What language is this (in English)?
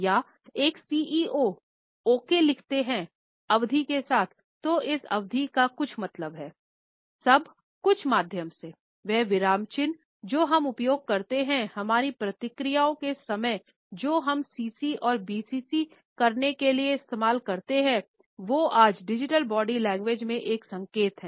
Hindi